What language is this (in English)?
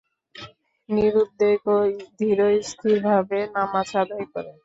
Bangla